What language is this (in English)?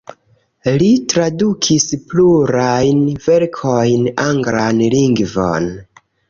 Esperanto